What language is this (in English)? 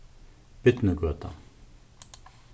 Faroese